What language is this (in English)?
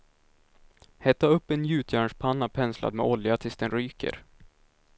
Swedish